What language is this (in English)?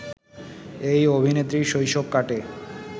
Bangla